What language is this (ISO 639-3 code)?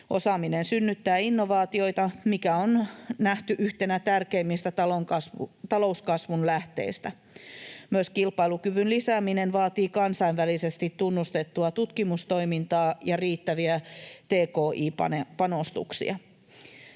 fin